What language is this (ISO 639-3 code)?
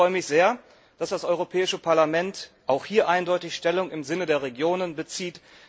deu